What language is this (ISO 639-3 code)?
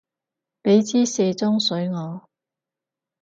yue